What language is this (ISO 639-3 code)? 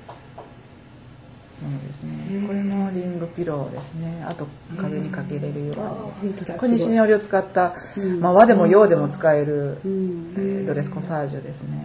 jpn